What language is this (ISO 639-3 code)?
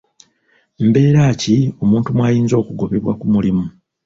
lug